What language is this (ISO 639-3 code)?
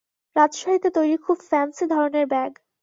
ben